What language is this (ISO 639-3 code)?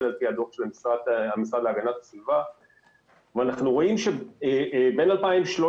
heb